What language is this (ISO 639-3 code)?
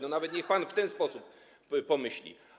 pol